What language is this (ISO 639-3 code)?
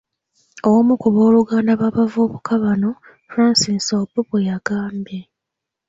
lug